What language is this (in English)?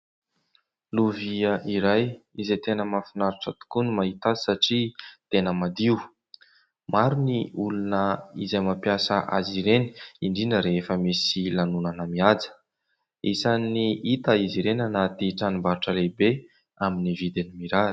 Malagasy